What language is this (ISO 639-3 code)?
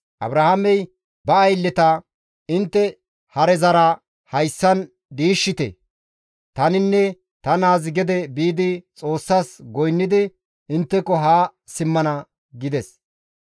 gmv